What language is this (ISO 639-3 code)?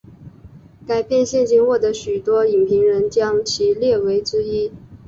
zho